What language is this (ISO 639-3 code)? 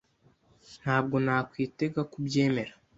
kin